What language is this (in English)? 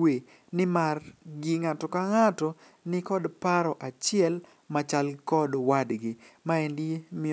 Luo (Kenya and Tanzania)